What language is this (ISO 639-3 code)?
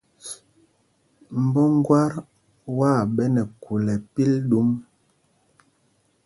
mgg